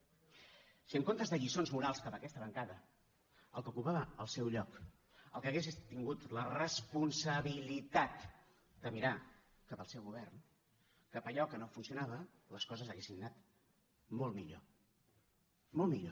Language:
Catalan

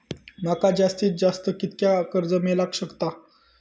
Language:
Marathi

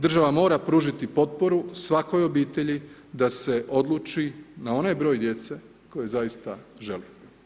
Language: Croatian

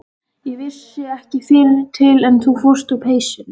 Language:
Icelandic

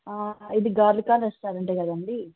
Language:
Telugu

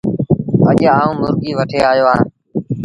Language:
Sindhi Bhil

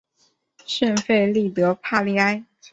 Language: Chinese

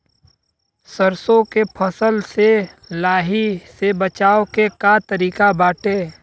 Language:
Bhojpuri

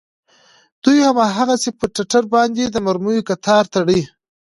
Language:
Pashto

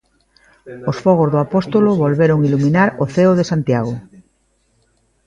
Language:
Galician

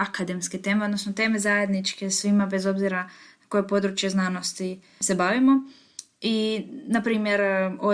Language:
Croatian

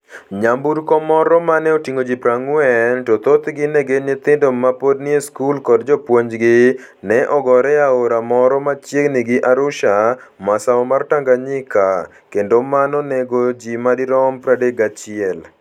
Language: Luo (Kenya and Tanzania)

